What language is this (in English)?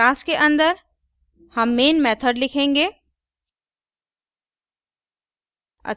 Hindi